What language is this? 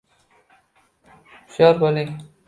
Uzbek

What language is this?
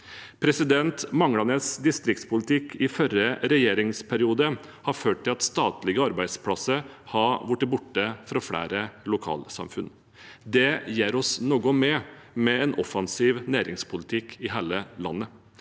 Norwegian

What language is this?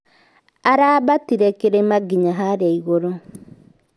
Kikuyu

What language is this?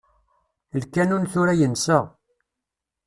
Kabyle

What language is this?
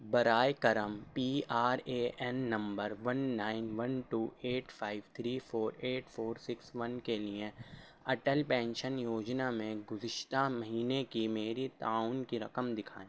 Urdu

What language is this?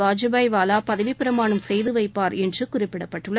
Tamil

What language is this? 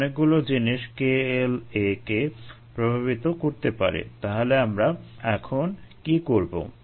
Bangla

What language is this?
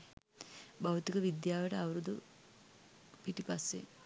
Sinhala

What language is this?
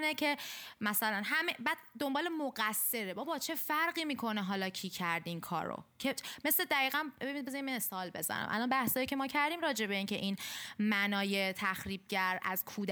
Persian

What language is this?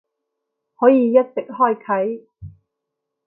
Cantonese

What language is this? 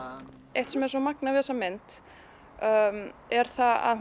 Icelandic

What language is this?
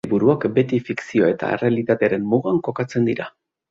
Basque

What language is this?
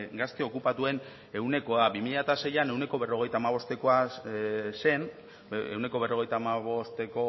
Basque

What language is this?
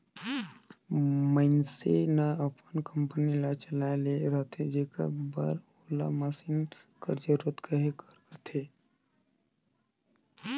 Chhattisgarhi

